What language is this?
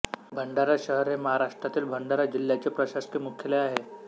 Marathi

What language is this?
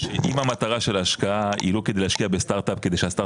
Hebrew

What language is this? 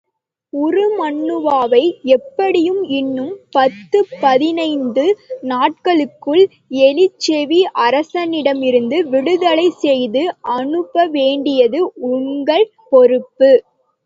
Tamil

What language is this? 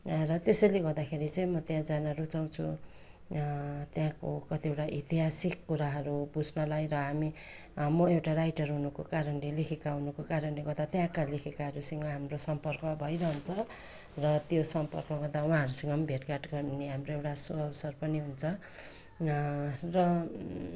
Nepali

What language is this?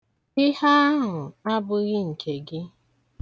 Igbo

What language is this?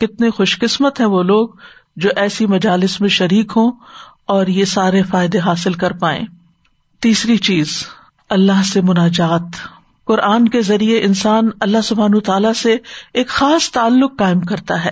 Urdu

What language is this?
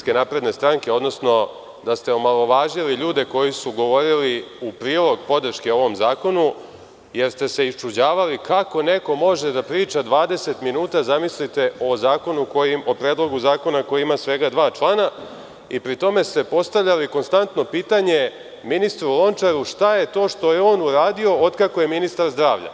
Serbian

